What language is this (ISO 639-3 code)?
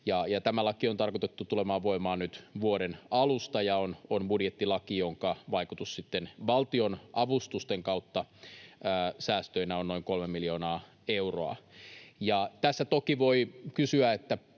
fin